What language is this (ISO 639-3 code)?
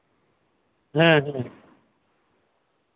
sat